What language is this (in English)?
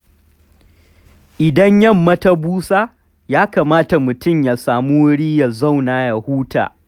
Hausa